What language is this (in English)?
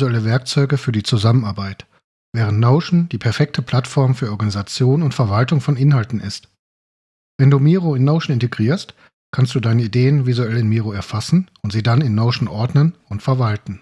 German